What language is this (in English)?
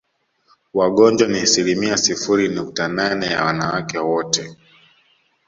Swahili